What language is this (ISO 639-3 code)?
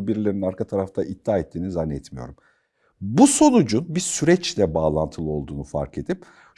tur